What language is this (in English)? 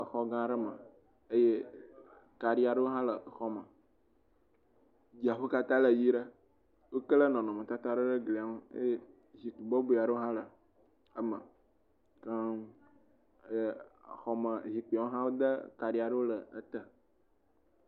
Ewe